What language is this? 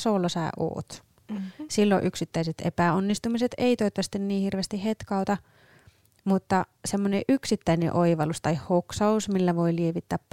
Finnish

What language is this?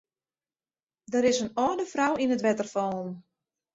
Western Frisian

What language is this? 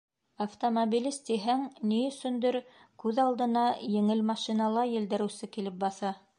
Bashkir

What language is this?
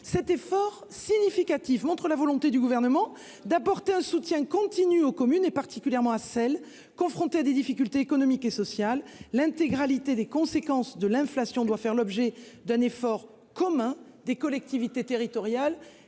French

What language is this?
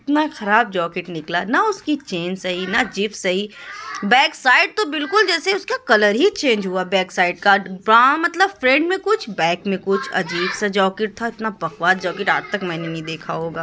Urdu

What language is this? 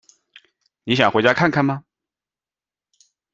Chinese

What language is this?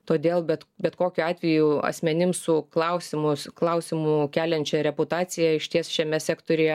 Lithuanian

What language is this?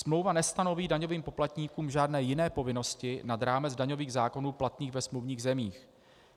Czech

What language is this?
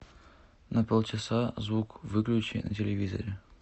Russian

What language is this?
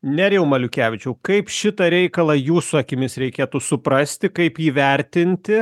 Lithuanian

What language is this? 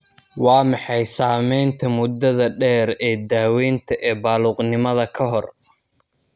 Somali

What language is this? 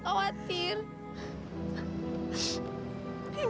Indonesian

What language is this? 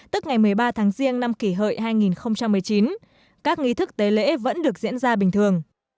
Vietnamese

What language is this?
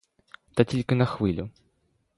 Ukrainian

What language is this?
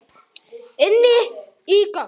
Icelandic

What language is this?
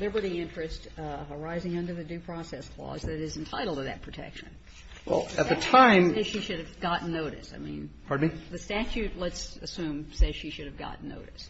English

